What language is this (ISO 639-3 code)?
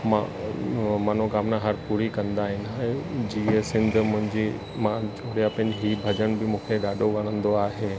snd